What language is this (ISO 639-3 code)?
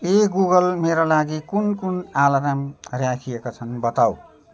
nep